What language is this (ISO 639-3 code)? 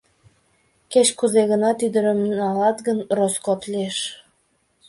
chm